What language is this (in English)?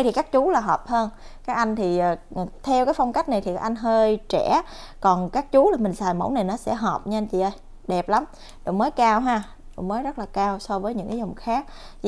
Vietnamese